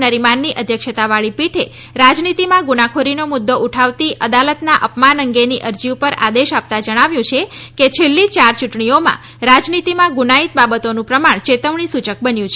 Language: Gujarati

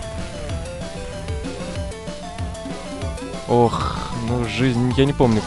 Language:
Russian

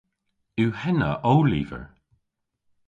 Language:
Cornish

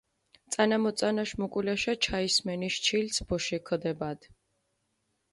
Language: Mingrelian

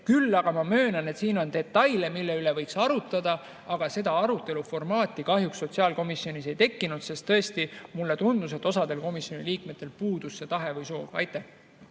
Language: Estonian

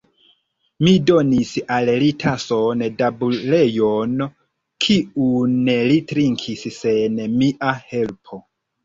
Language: Esperanto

